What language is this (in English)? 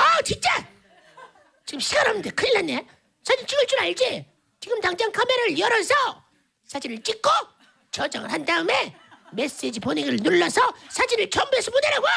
Korean